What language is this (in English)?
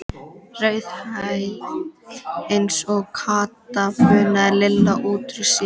Icelandic